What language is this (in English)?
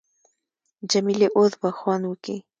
Pashto